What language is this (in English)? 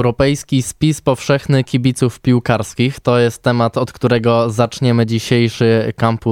Polish